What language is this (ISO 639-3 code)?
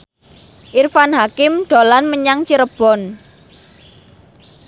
jav